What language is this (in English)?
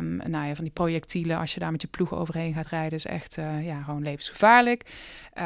Dutch